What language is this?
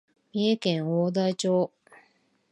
Japanese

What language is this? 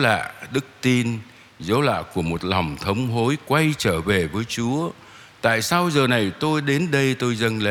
Vietnamese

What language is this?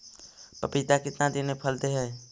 Magahi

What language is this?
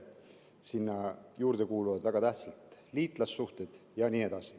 Estonian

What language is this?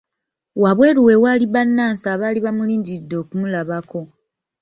Ganda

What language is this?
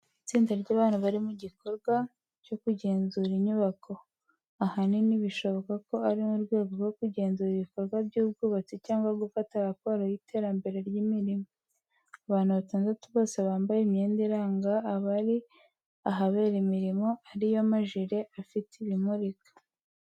Kinyarwanda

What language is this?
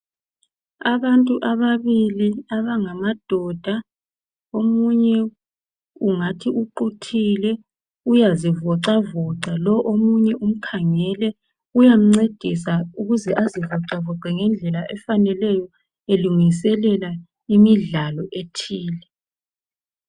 North Ndebele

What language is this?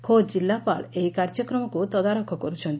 Odia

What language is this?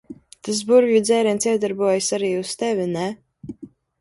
Latvian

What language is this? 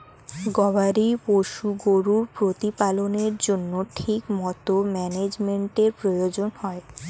Bangla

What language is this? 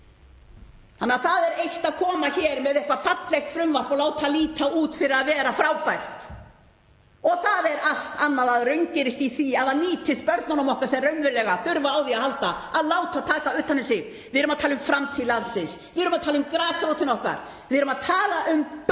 Icelandic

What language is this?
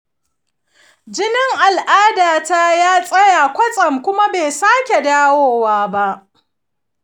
Hausa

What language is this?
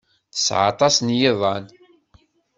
Kabyle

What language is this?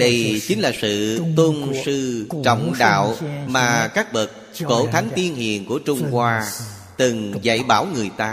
Vietnamese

